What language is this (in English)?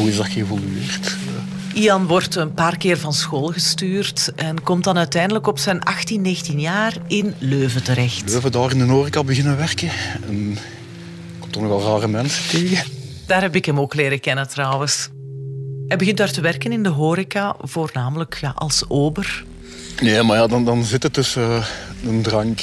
Dutch